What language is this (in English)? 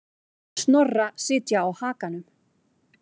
Icelandic